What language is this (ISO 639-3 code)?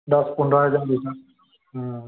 asm